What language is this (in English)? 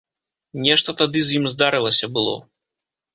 Belarusian